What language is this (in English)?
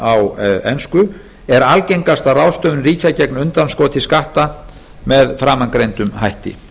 Icelandic